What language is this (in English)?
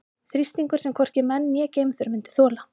Icelandic